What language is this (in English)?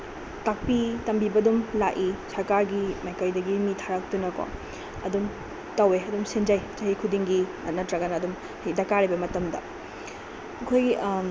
Manipuri